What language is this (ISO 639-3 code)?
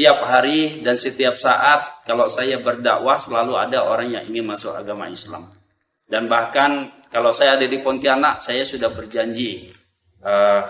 ind